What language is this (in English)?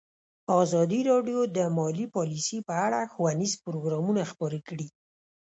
Pashto